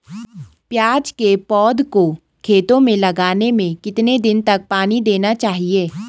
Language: Hindi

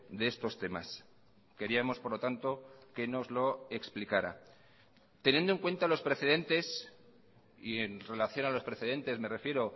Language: Spanish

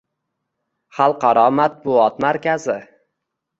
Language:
Uzbek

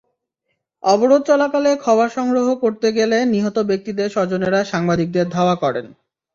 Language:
Bangla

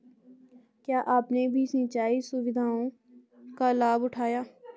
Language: Hindi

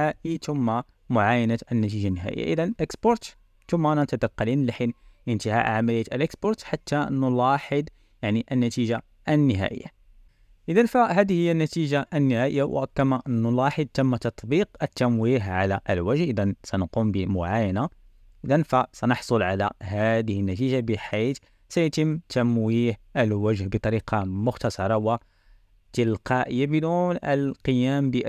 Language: Arabic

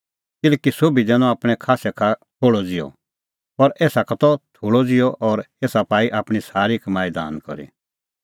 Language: Kullu Pahari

